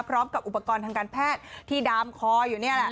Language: Thai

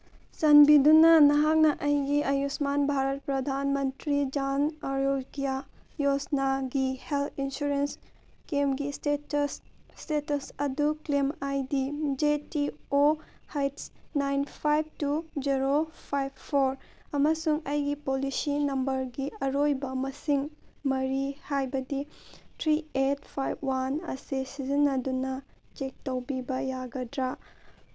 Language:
Manipuri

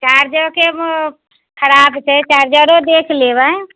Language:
Maithili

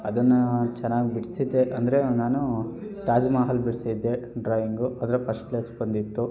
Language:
Kannada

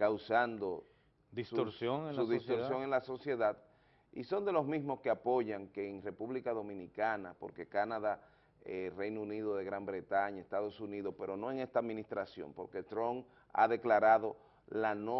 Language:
Spanish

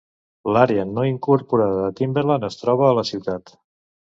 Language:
Catalan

